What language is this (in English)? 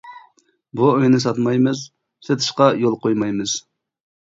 Uyghur